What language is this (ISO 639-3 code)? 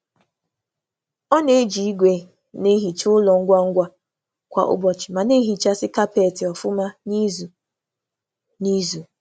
ibo